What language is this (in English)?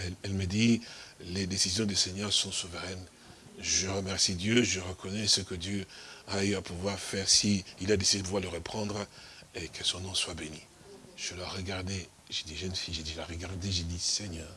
French